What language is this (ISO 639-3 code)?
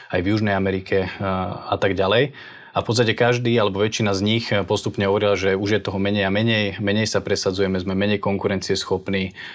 slk